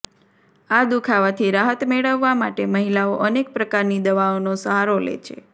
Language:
Gujarati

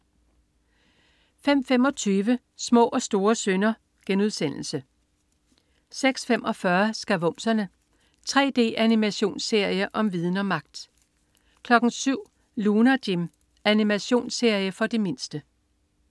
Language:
Danish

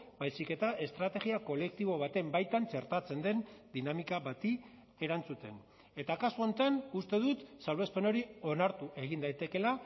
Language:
Basque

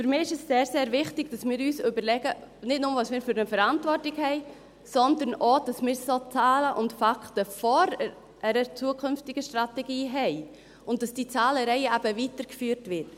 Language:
Swiss German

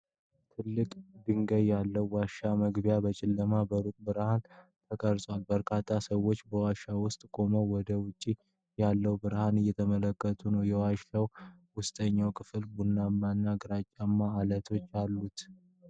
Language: Amharic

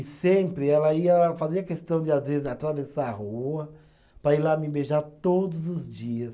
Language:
Portuguese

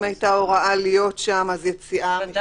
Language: Hebrew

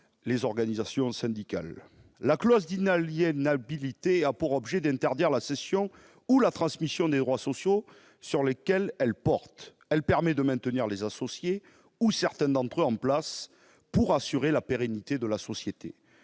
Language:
French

